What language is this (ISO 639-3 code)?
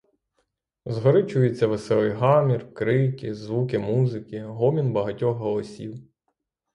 ukr